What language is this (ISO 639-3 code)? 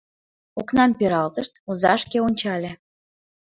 chm